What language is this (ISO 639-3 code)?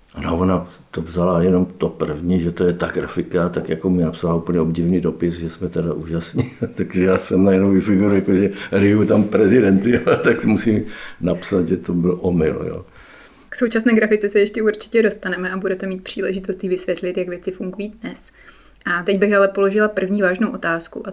ces